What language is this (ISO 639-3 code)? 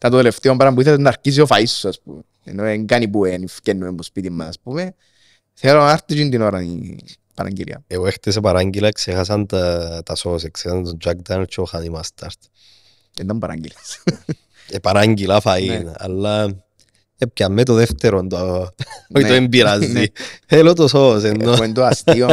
ell